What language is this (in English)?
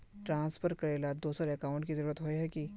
Magahi